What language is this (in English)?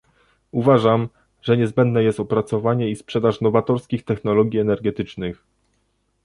Polish